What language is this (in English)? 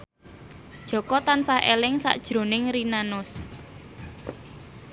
Javanese